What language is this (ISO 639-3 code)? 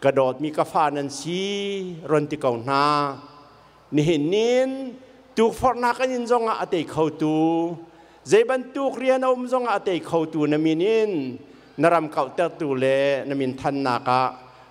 tha